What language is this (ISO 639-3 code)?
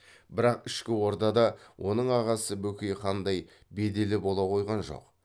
kaz